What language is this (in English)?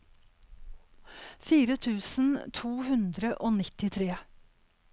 Norwegian